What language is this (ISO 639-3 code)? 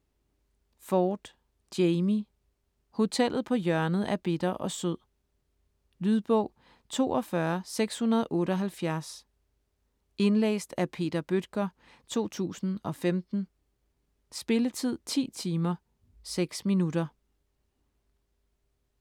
dan